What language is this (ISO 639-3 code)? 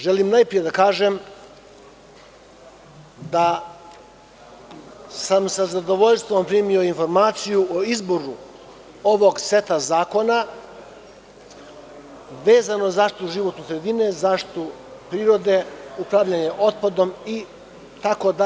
srp